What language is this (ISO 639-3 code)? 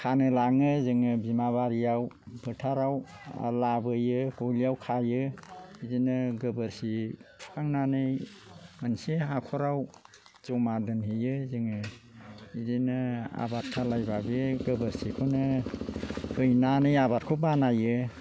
brx